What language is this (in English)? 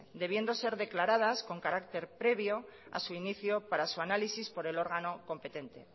Spanish